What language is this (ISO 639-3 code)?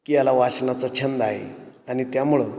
mar